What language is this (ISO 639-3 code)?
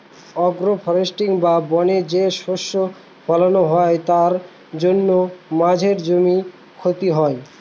ben